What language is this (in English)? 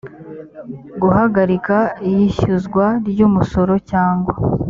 Kinyarwanda